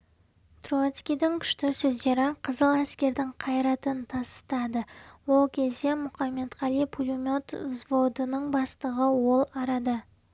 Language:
Kazakh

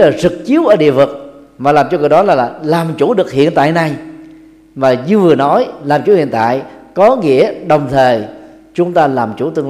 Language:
Vietnamese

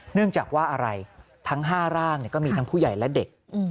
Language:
Thai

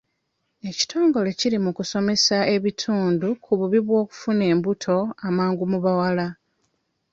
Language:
Ganda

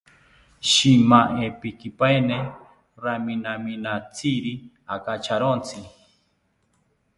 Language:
South Ucayali Ashéninka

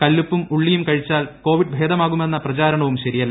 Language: Malayalam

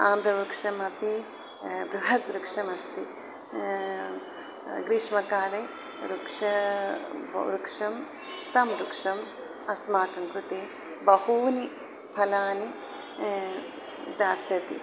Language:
Sanskrit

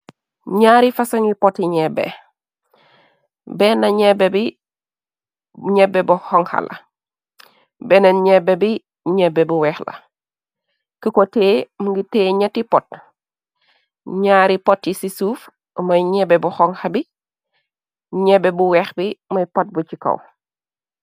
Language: Wolof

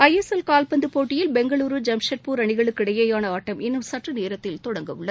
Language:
Tamil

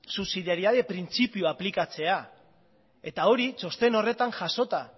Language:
Basque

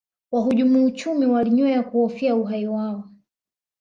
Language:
Swahili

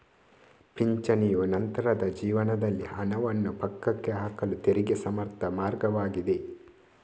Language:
Kannada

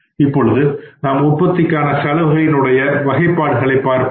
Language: Tamil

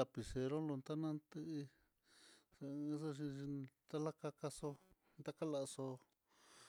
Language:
Mitlatongo Mixtec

